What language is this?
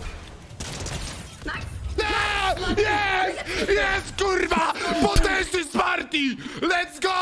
Polish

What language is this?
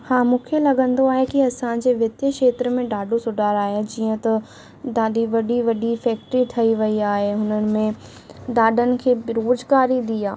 Sindhi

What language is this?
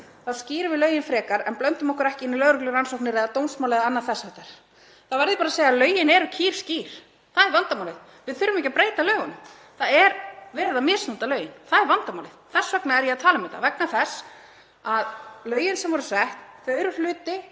Icelandic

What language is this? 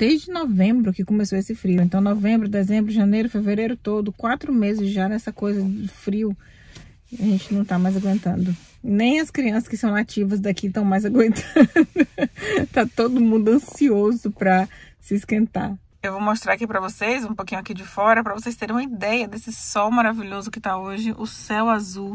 Portuguese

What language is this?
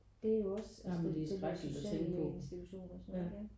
Danish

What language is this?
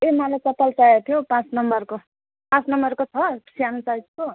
Nepali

